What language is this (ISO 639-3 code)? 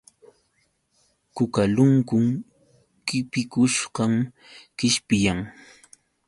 qux